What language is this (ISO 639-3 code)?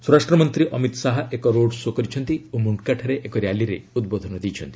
ori